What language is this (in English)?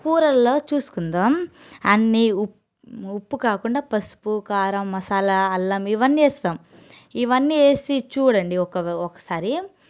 Telugu